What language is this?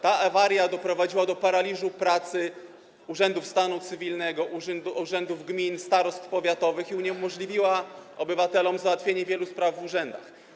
Polish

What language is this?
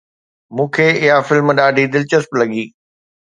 Sindhi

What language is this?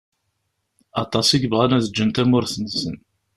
Kabyle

